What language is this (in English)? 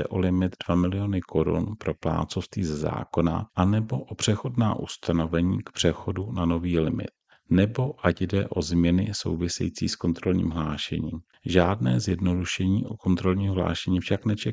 Czech